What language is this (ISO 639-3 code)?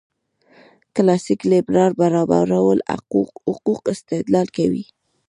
pus